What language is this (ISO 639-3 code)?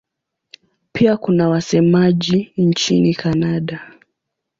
swa